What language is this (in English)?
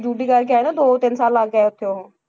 Punjabi